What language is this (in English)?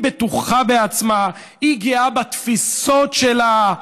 Hebrew